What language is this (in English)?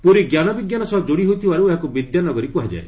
Odia